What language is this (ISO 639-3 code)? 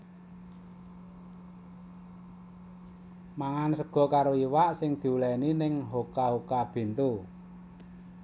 jav